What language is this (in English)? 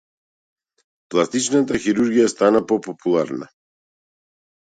Macedonian